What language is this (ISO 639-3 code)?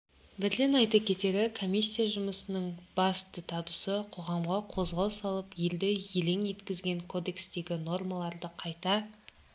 kaz